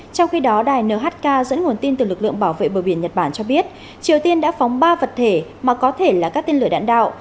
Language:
Vietnamese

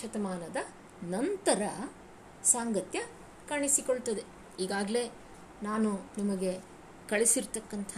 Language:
Kannada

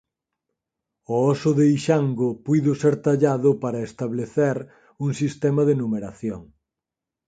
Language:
Galician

